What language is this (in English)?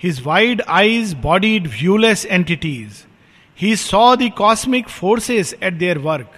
Hindi